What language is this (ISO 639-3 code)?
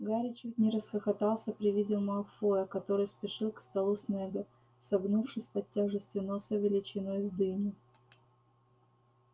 rus